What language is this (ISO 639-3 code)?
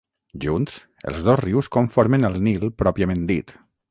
cat